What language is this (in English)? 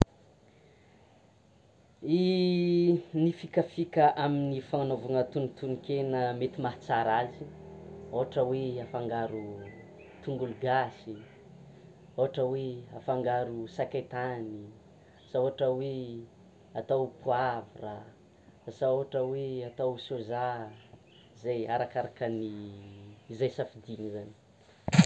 Tsimihety Malagasy